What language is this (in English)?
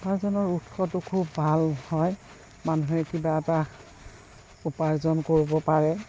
Assamese